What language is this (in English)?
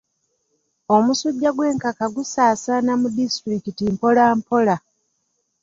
Ganda